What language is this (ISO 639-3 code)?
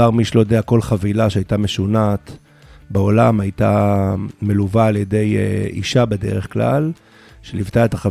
heb